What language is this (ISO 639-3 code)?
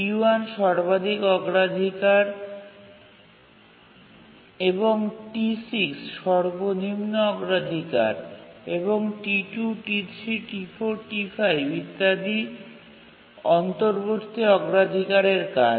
ben